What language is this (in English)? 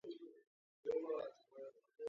Georgian